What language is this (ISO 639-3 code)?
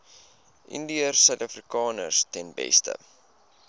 afr